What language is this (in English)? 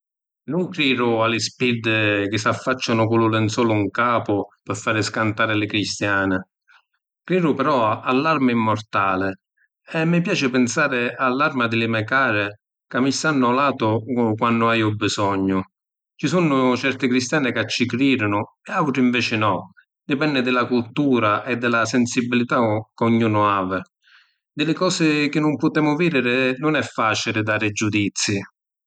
Sicilian